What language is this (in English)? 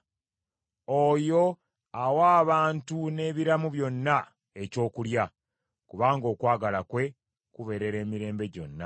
Ganda